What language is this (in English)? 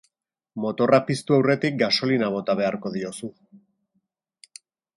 Basque